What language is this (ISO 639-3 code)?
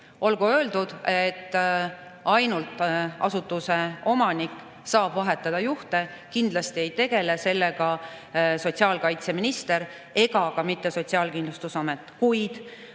est